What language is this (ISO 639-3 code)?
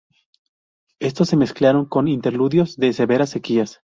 spa